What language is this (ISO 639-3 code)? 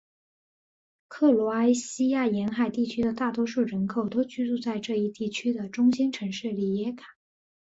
zho